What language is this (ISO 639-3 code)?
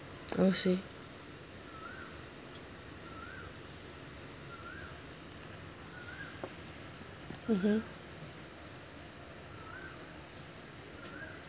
eng